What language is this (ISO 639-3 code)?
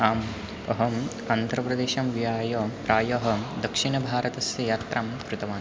san